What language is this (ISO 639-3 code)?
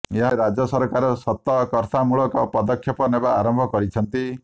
ori